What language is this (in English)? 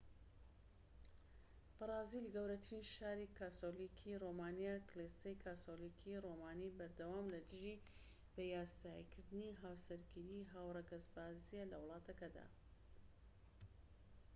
Central Kurdish